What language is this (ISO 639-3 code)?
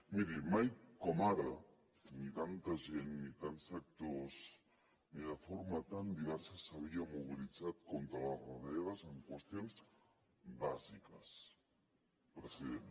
cat